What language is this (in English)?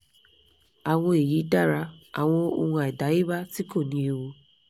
Yoruba